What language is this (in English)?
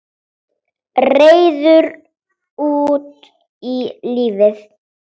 Icelandic